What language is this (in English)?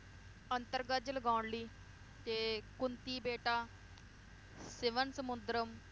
Punjabi